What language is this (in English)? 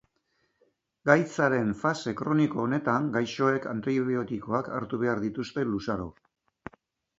Basque